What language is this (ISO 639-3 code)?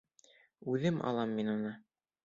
bak